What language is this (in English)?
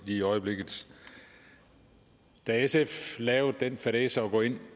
Danish